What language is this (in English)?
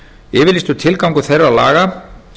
Icelandic